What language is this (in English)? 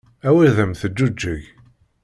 Kabyle